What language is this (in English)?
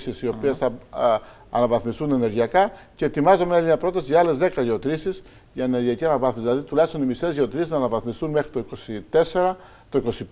Greek